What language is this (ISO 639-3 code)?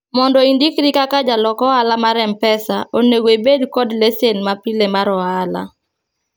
luo